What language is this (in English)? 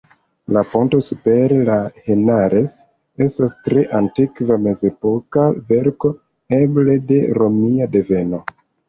Esperanto